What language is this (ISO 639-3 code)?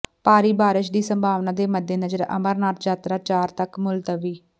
pan